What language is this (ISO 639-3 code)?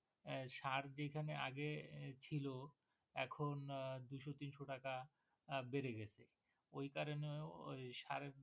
ben